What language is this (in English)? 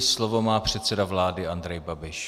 Czech